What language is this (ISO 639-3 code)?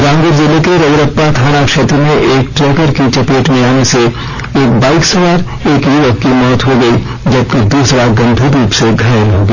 hin